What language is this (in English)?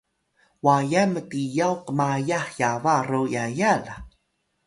Atayal